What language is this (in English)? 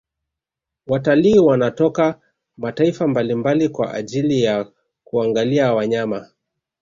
Swahili